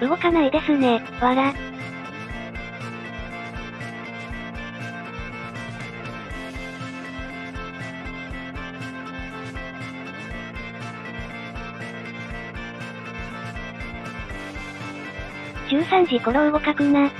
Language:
Japanese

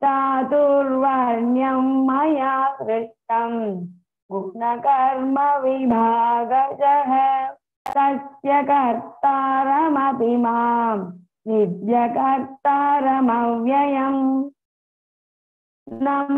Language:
Vietnamese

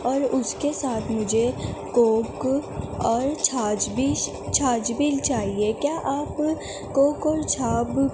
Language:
Urdu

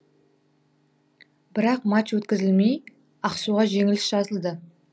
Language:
Kazakh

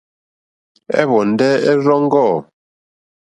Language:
Mokpwe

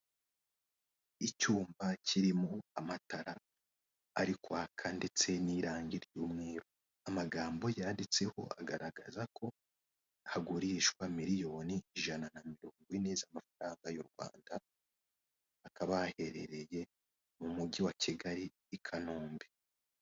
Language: Kinyarwanda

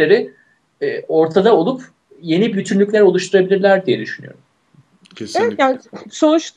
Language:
Turkish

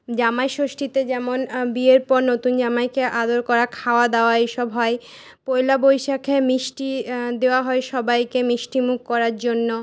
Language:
Bangla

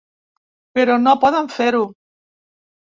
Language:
Catalan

